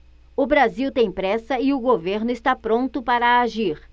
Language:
Portuguese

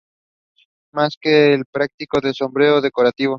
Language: Spanish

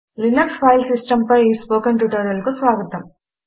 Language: Telugu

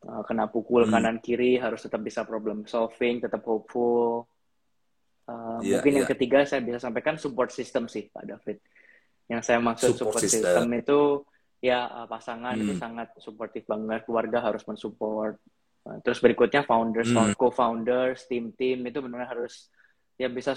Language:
Indonesian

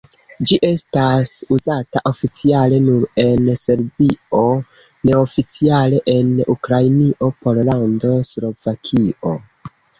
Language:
Esperanto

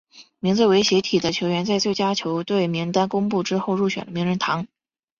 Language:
Chinese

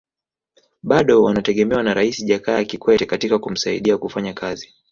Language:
Swahili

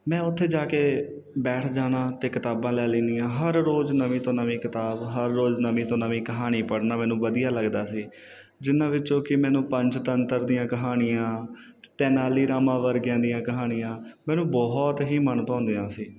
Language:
Punjabi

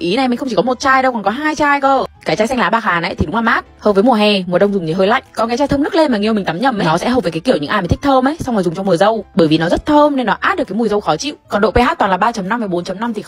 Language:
Vietnamese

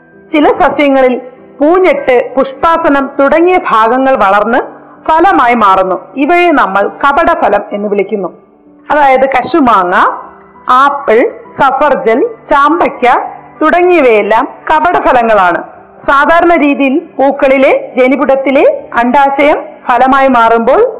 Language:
Malayalam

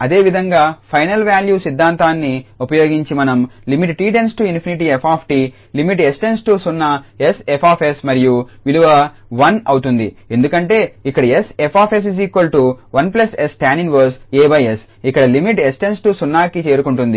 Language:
Telugu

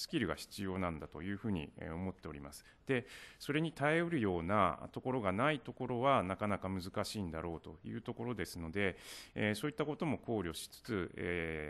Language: Japanese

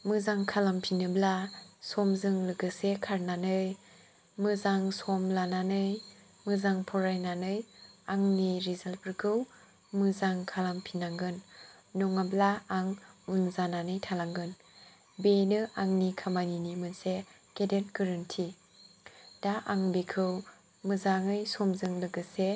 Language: Bodo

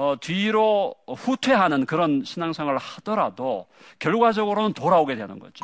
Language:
Korean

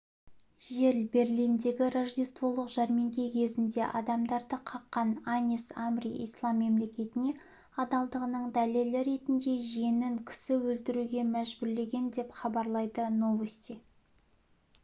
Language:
Kazakh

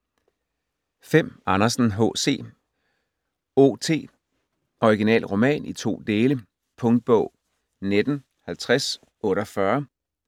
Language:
Danish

